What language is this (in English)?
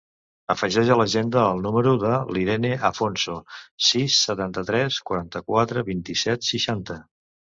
Catalan